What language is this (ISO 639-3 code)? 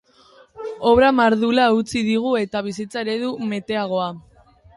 eus